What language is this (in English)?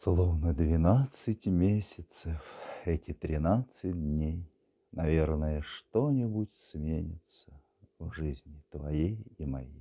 Russian